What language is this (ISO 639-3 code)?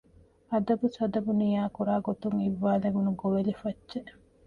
div